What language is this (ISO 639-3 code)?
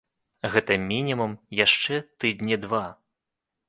bel